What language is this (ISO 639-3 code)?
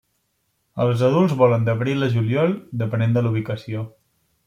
cat